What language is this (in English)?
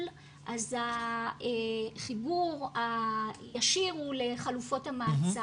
Hebrew